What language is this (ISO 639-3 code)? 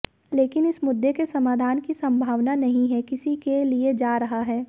hin